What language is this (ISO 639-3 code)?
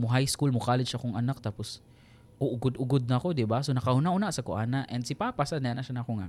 fil